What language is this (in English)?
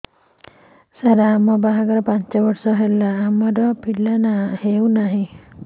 Odia